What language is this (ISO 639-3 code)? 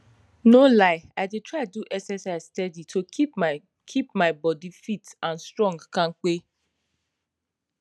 pcm